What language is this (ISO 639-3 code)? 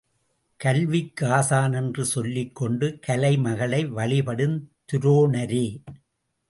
tam